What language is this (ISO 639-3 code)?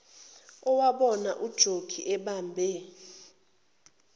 zul